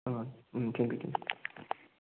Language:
Manipuri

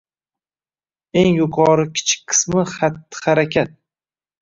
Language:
Uzbek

